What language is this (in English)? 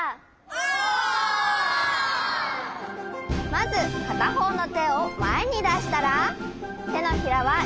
Japanese